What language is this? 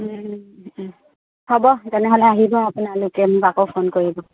Assamese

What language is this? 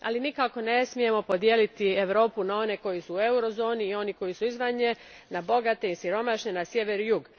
Croatian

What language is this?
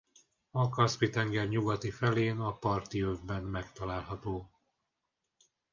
Hungarian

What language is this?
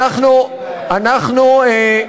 Hebrew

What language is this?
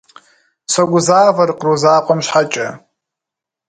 Kabardian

